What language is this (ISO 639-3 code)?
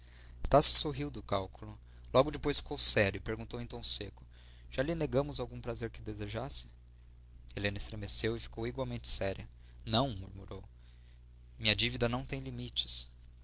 por